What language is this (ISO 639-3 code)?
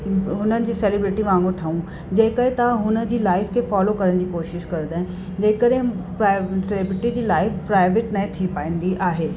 snd